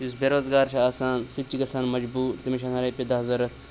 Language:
Kashmiri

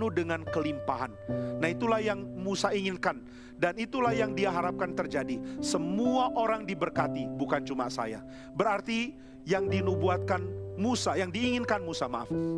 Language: Indonesian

